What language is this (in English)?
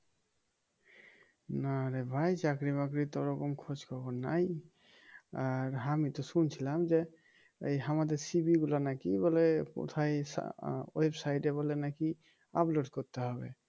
Bangla